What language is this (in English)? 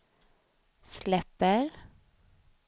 Swedish